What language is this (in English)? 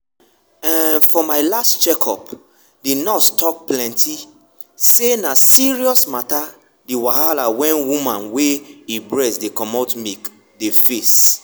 Nigerian Pidgin